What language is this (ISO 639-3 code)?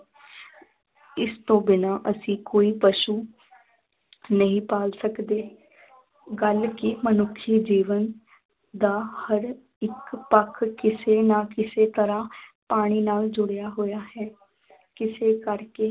pan